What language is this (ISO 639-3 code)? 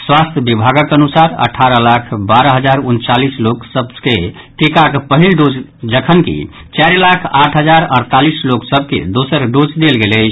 mai